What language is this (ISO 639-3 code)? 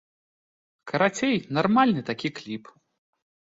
bel